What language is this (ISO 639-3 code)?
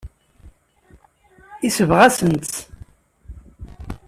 kab